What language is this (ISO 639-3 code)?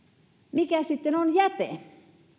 fin